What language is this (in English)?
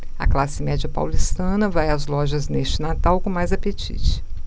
Portuguese